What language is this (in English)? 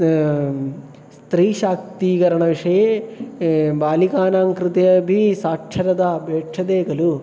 Sanskrit